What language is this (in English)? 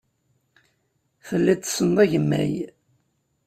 Kabyle